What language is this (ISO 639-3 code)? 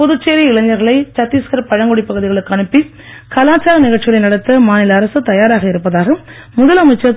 tam